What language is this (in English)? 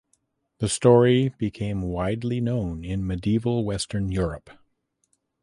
English